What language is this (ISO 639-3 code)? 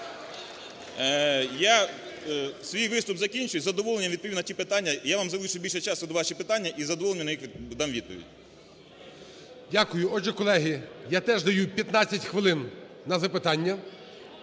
ukr